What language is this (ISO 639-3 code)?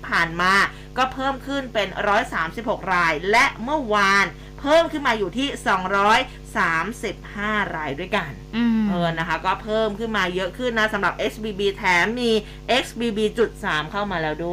tha